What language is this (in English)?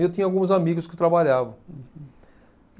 Portuguese